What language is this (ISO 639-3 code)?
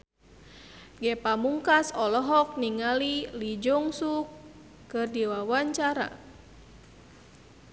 sun